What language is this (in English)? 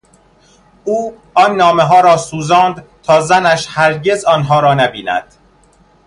Persian